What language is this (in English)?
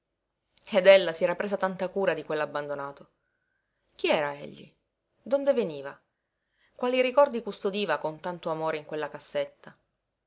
Italian